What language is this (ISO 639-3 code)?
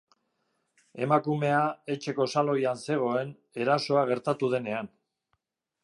eus